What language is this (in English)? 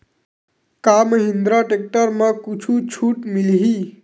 Chhattisgarhi